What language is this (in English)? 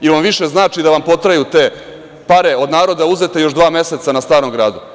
Serbian